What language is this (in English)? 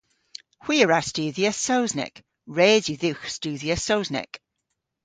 Cornish